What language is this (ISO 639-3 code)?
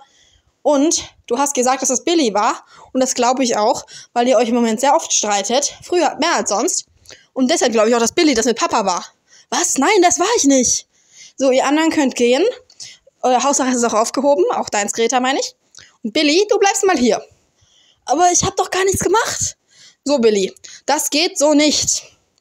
deu